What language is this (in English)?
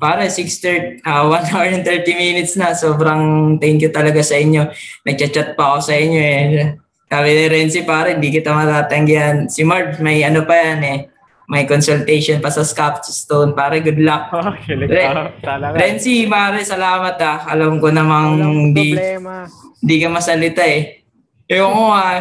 Filipino